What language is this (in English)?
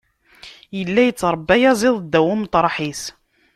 Kabyle